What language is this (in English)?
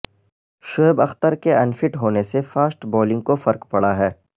Urdu